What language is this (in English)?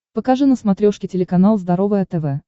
Russian